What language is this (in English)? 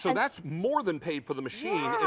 English